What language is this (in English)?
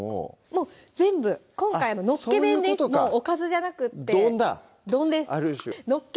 Japanese